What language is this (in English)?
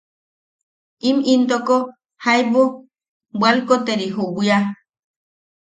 Yaqui